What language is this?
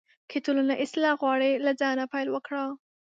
Pashto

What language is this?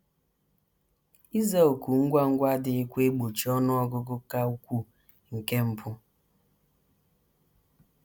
Igbo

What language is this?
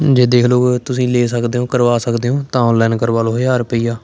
Punjabi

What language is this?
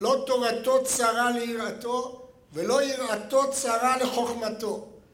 Hebrew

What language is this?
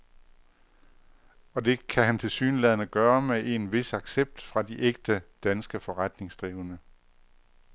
Danish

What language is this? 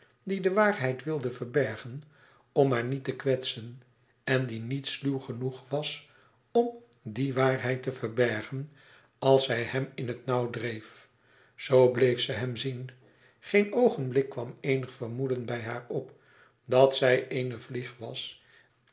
Dutch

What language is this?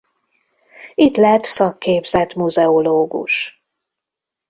Hungarian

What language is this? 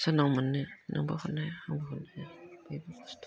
Bodo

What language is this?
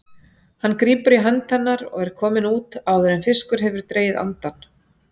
Icelandic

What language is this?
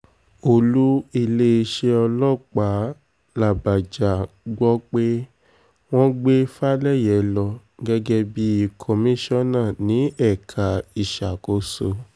Yoruba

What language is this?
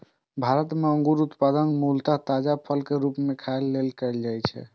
Maithili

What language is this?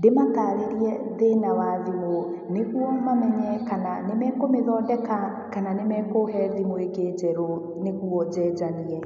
Kikuyu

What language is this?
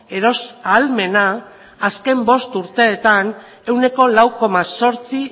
Basque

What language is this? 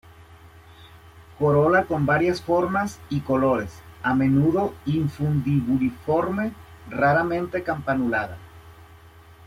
Spanish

